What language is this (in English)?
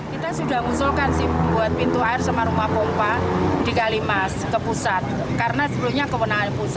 Indonesian